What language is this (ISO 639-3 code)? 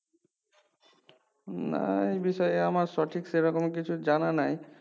ben